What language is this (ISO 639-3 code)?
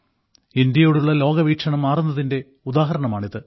mal